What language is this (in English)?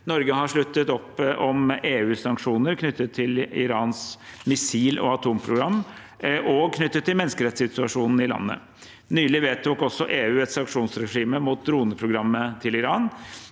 Norwegian